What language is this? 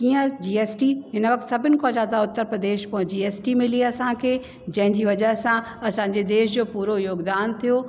Sindhi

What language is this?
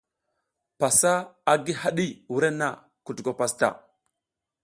South Giziga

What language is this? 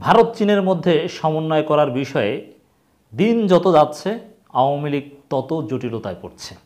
Bangla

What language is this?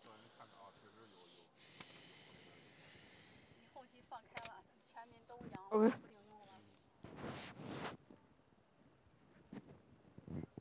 Chinese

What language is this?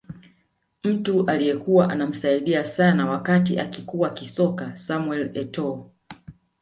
Swahili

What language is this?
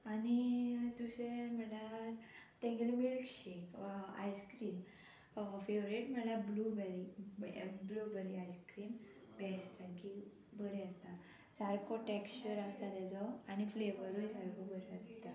Konkani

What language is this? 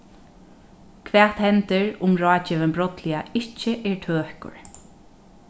Faroese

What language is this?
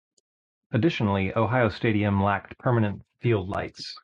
English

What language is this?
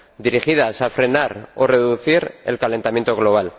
Spanish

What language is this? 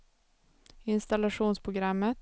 Swedish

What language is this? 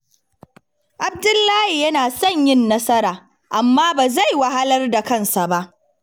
Hausa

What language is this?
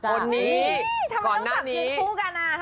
Thai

